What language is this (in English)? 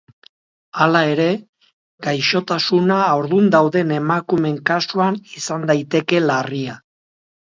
Basque